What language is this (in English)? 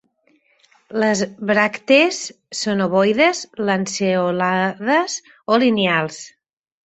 Catalan